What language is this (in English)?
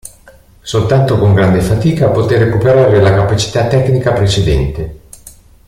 Italian